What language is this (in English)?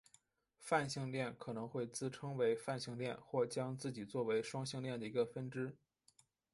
Chinese